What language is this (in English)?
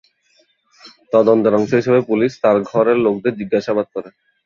Bangla